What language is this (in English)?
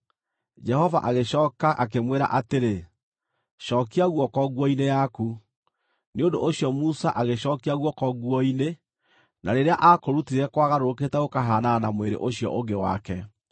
Kikuyu